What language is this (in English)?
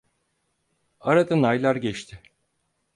Turkish